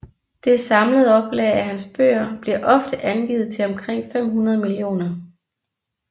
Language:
Danish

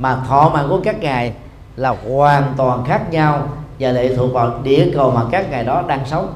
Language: Vietnamese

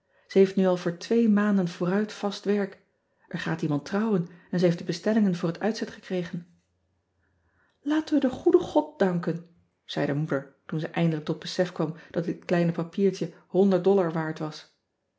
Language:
Dutch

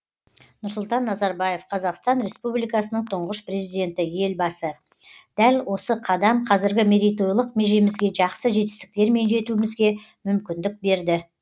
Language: Kazakh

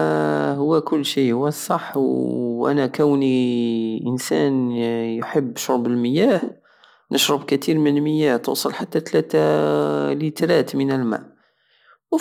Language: Algerian Saharan Arabic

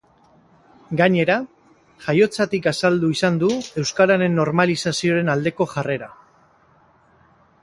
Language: Basque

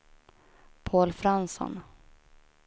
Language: Swedish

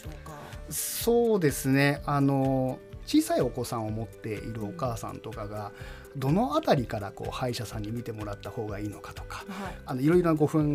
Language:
Japanese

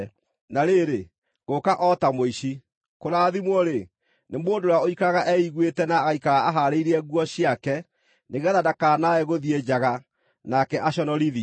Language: Kikuyu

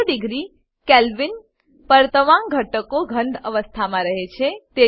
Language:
Gujarati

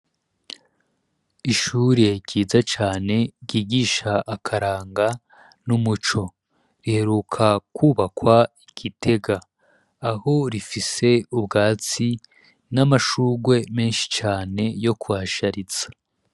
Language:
Rundi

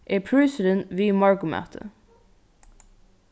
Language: Faroese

